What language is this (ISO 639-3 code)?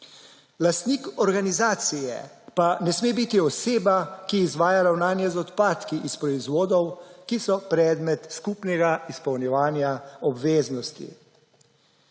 slv